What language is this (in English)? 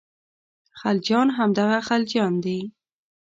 Pashto